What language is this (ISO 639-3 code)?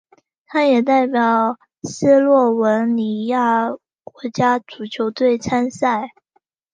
zho